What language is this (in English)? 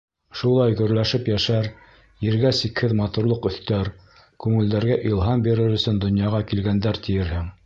Bashkir